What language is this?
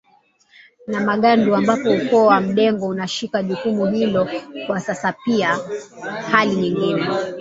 Swahili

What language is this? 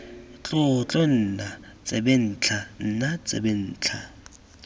Tswana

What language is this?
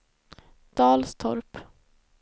Swedish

